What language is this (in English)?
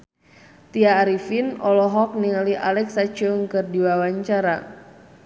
Sundanese